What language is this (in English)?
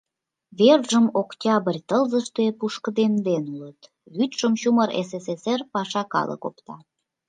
Mari